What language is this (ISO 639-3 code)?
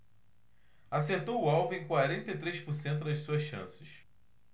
por